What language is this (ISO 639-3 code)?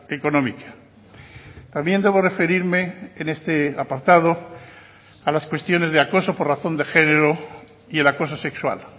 spa